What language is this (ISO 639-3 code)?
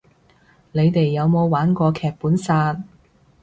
yue